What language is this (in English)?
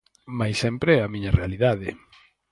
Galician